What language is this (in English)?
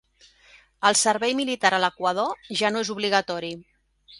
Catalan